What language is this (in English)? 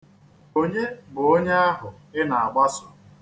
Igbo